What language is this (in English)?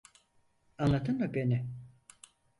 Turkish